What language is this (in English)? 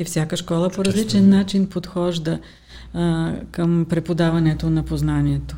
Bulgarian